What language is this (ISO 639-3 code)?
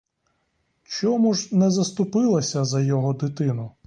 ukr